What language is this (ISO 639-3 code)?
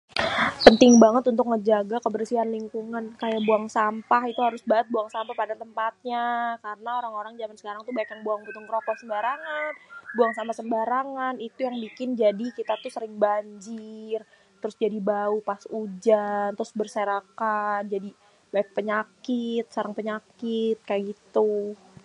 bew